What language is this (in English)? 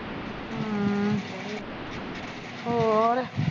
Punjabi